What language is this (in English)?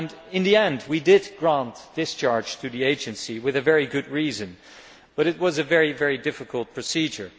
English